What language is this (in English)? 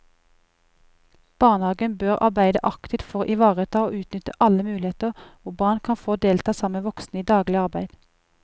Norwegian